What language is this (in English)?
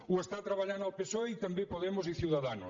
Catalan